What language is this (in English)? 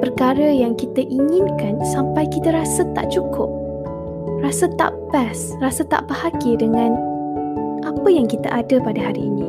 Malay